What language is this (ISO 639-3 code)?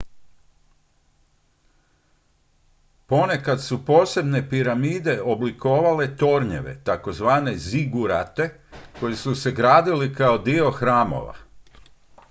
hrv